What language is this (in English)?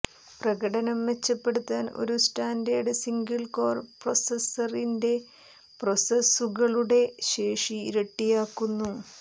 Malayalam